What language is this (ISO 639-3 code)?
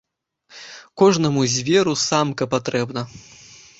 bel